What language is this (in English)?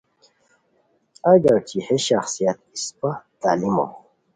Khowar